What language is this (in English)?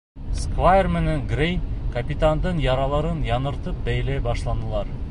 Bashkir